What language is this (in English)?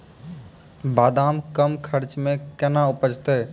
Maithili